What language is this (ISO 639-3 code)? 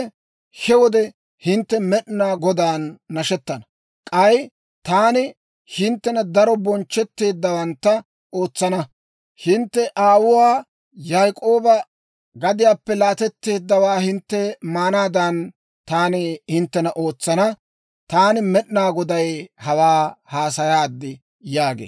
dwr